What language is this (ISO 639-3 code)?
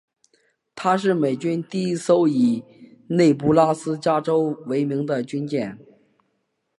zho